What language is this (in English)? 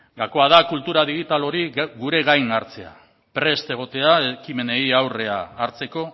Basque